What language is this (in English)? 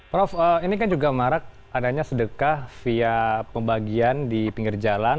Indonesian